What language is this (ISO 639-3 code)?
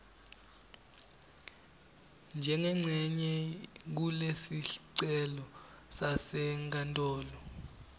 ssw